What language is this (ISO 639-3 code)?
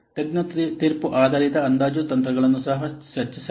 kan